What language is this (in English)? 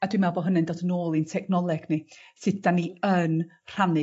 Welsh